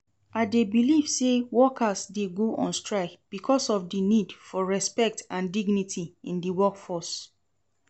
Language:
Nigerian Pidgin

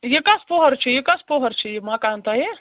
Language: Kashmiri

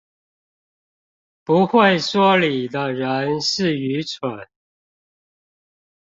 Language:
Chinese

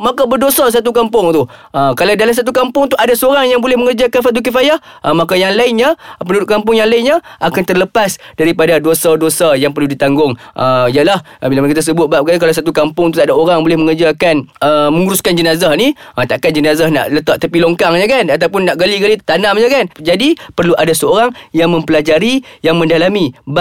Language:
Malay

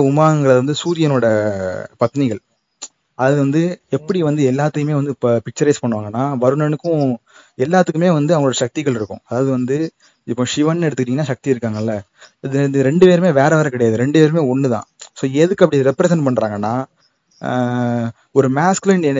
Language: Tamil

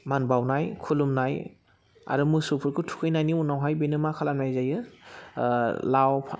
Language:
Bodo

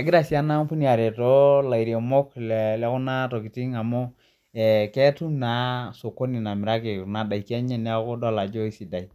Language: Masai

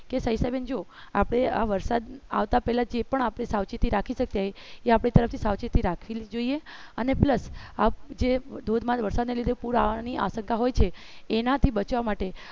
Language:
Gujarati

